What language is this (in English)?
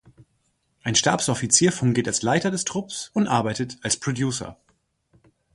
German